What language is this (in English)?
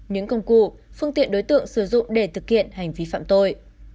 Vietnamese